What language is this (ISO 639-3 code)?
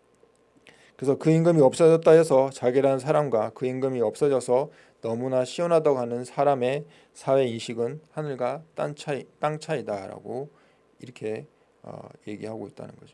kor